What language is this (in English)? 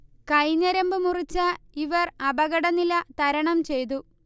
Malayalam